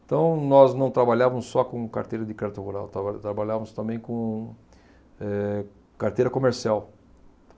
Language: Portuguese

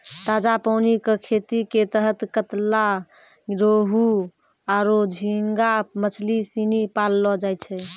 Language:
Maithili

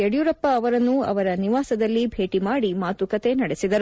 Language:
Kannada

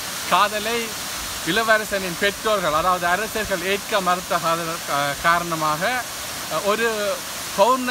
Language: Dutch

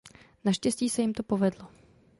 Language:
Czech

